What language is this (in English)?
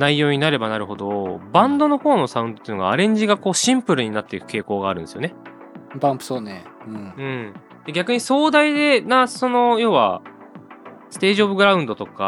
Japanese